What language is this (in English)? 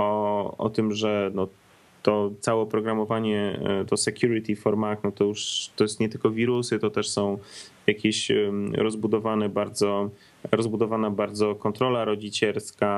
Polish